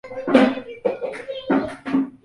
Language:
Swahili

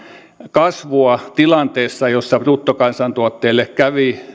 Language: Finnish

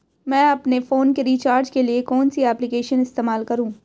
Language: Hindi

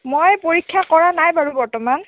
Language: Assamese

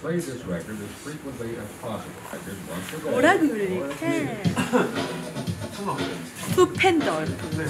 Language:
Korean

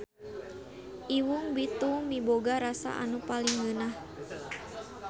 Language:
Sundanese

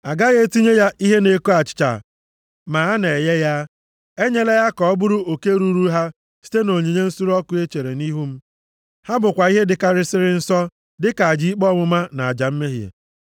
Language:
Igbo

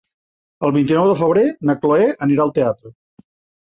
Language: Catalan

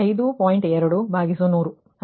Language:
Kannada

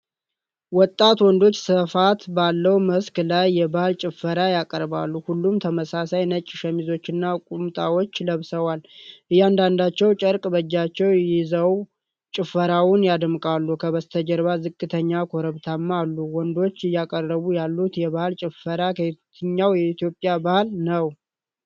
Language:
Amharic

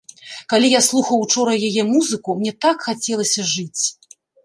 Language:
Belarusian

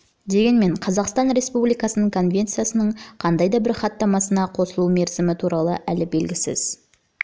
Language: Kazakh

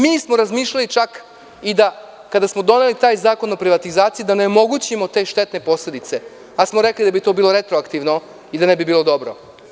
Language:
Serbian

